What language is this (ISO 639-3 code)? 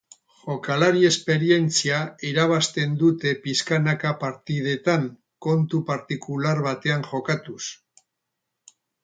eus